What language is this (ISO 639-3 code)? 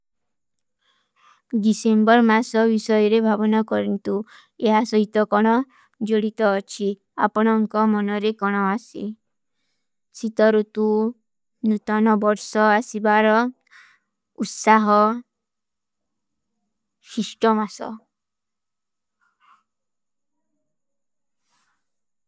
uki